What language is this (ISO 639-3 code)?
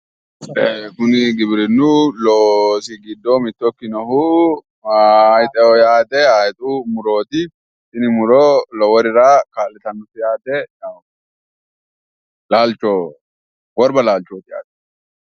sid